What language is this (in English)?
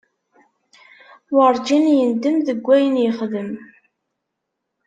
Kabyle